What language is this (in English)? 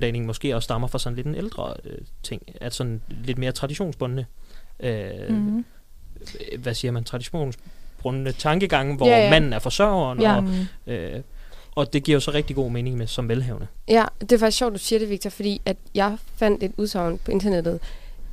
Danish